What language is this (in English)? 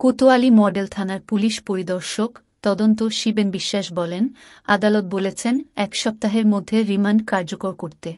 Arabic